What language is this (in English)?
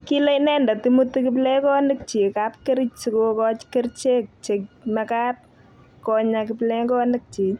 Kalenjin